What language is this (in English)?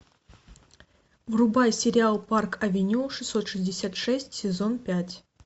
Russian